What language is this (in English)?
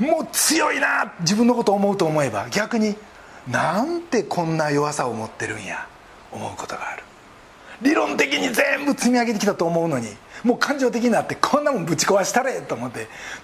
Japanese